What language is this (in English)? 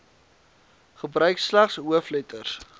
Afrikaans